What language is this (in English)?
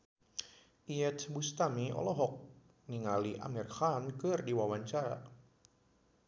Sundanese